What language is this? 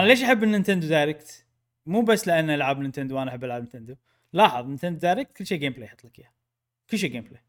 Arabic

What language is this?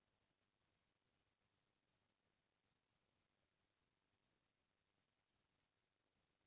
Chhattisgarhi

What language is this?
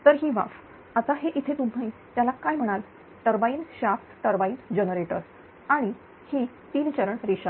Marathi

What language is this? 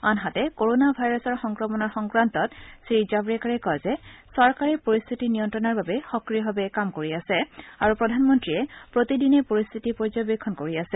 Assamese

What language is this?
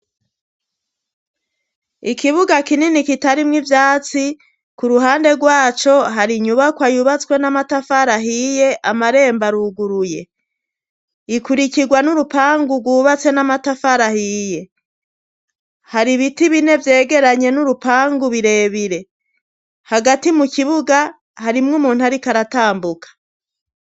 Rundi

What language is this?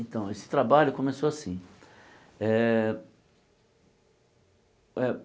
Portuguese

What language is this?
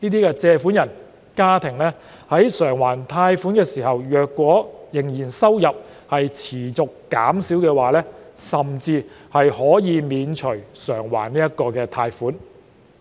Cantonese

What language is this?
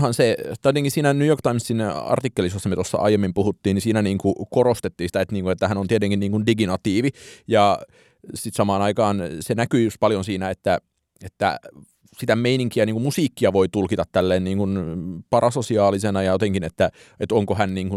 Finnish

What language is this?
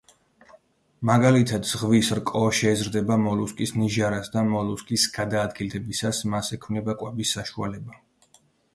Georgian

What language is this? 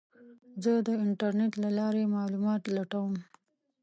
Pashto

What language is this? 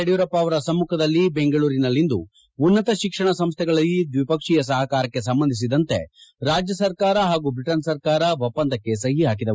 Kannada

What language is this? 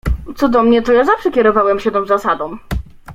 Polish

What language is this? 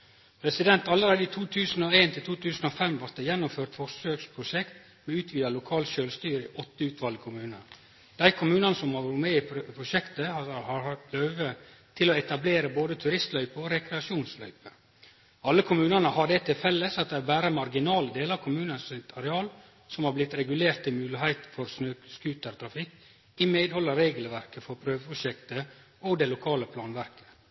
Norwegian Nynorsk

